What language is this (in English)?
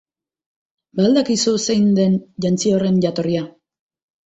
Basque